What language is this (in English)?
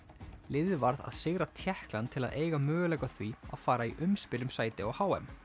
Icelandic